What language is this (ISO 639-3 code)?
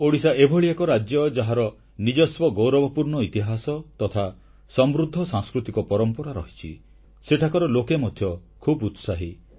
ori